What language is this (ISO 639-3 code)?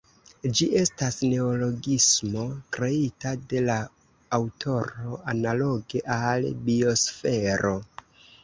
epo